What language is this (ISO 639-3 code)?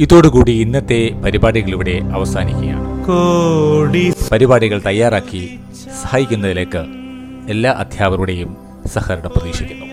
mal